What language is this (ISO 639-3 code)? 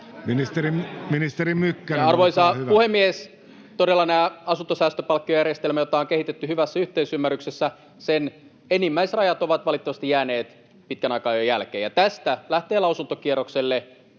fin